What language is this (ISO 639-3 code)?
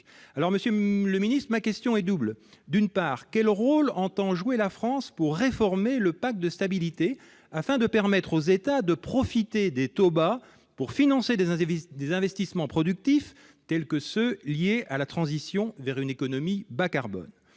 fra